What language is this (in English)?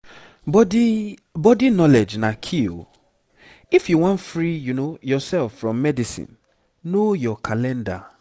Nigerian Pidgin